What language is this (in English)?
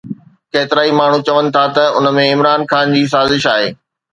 Sindhi